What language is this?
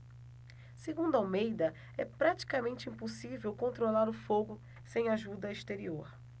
Portuguese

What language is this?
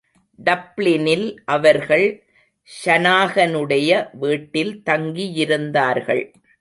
Tamil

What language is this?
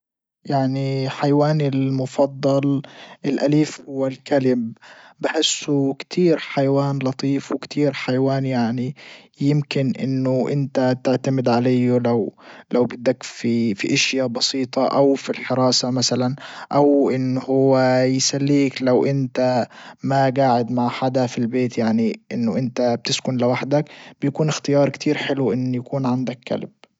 Libyan Arabic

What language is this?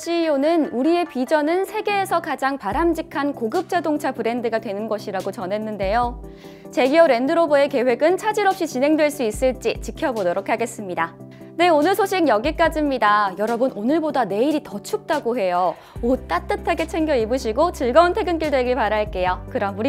Korean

